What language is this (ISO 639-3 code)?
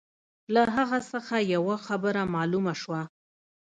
pus